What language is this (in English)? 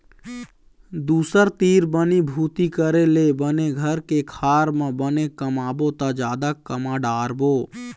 Chhattisgarhi